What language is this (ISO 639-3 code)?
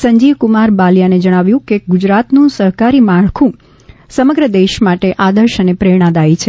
guj